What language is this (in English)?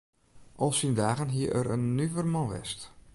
Western Frisian